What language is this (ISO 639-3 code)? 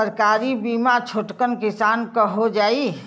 bho